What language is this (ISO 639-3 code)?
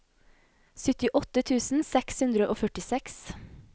nor